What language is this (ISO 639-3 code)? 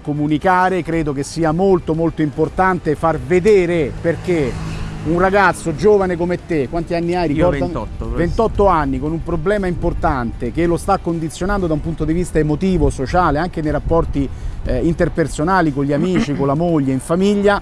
ita